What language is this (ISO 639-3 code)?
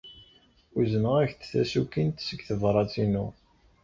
kab